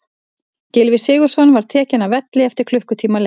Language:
Icelandic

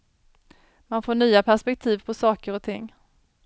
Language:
Swedish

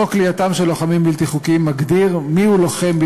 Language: Hebrew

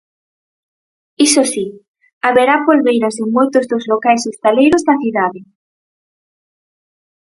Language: Galician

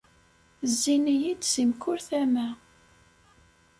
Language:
Kabyle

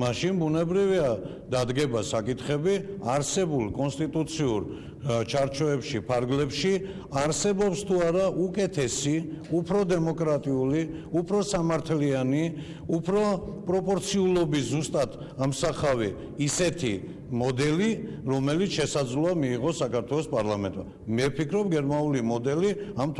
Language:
Russian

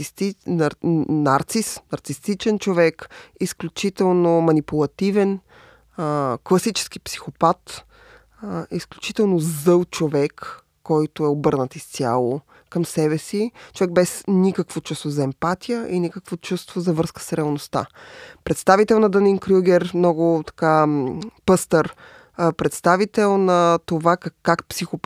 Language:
Bulgarian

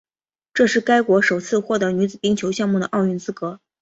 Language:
Chinese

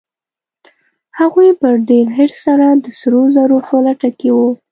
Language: Pashto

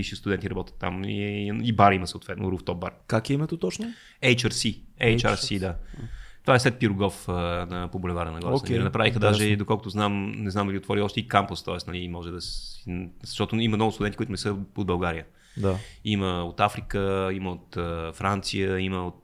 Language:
Bulgarian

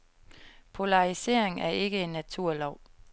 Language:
Danish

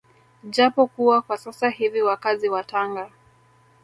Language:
Swahili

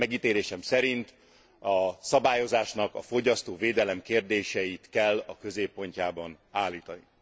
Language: Hungarian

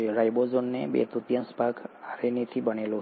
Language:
Gujarati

